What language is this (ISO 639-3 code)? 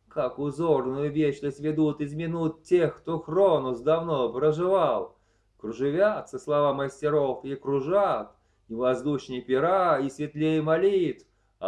rus